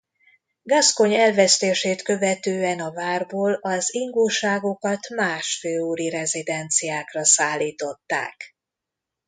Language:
Hungarian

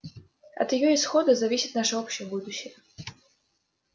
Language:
Russian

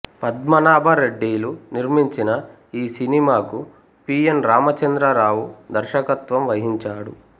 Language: Telugu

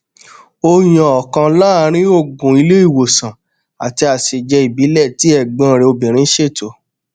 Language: Yoruba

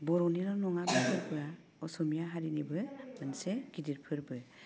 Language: Bodo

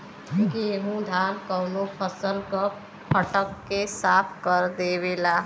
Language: Bhojpuri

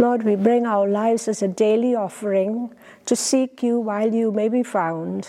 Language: English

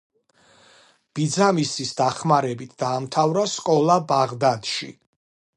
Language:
Georgian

